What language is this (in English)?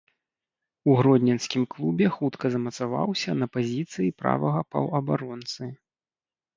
Belarusian